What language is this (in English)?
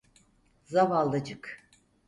Turkish